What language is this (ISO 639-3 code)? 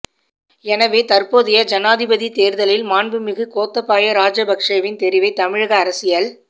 tam